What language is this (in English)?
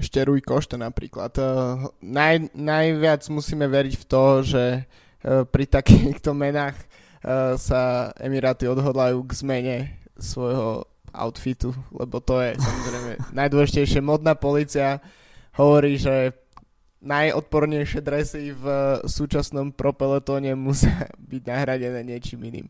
Slovak